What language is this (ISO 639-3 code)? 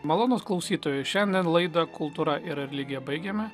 lit